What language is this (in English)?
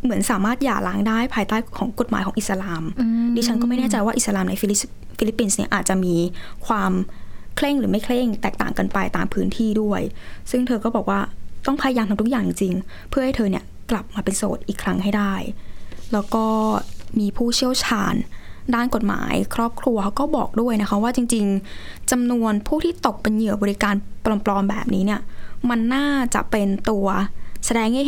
Thai